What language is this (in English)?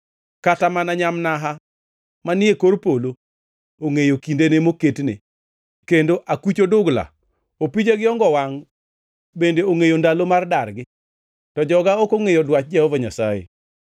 Luo (Kenya and Tanzania)